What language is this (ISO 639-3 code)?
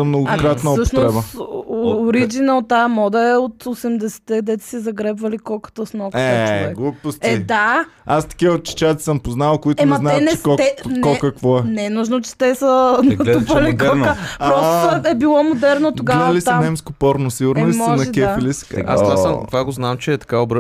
bul